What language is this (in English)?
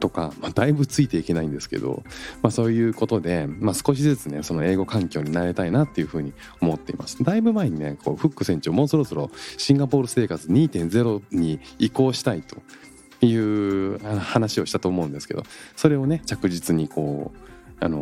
Japanese